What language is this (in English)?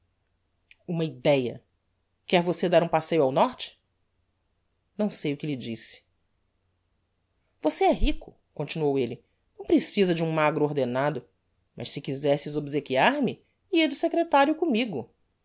Portuguese